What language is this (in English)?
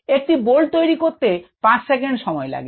Bangla